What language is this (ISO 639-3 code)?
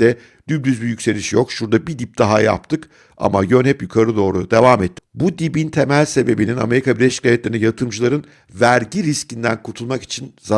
tur